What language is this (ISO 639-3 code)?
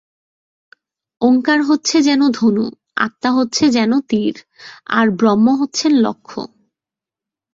ben